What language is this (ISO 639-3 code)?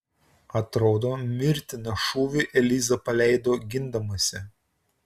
lit